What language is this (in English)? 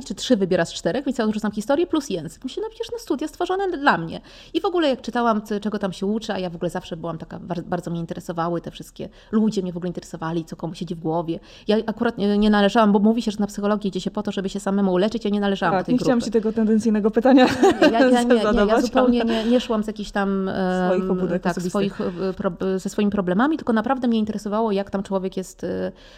Polish